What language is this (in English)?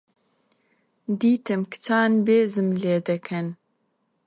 Central Kurdish